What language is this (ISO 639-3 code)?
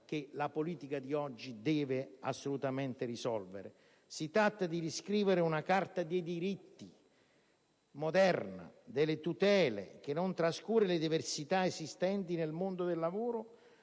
ita